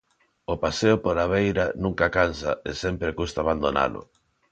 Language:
Galician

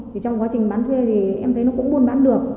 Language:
Vietnamese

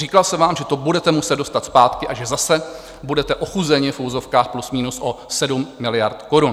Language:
Czech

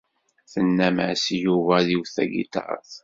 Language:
Kabyle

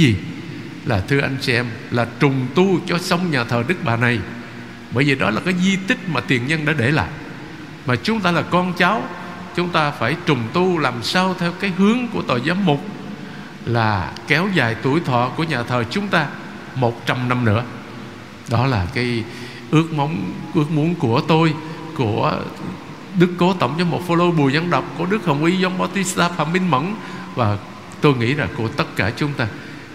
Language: Vietnamese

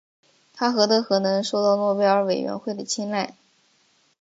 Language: Chinese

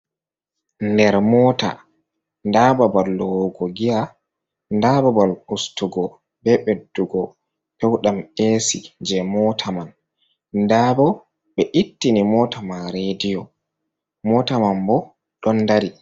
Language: Fula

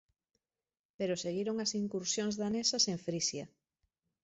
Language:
Galician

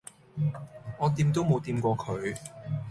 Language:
Cantonese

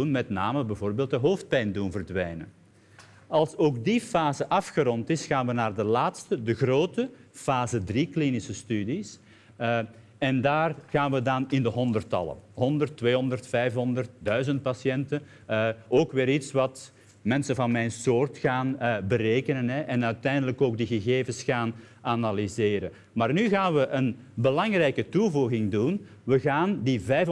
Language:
Dutch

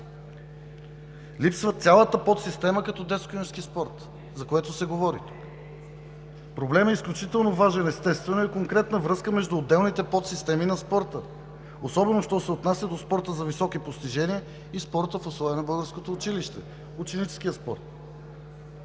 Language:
Bulgarian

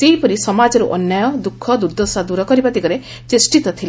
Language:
Odia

